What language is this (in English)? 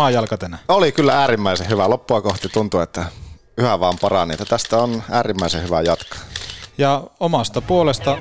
Finnish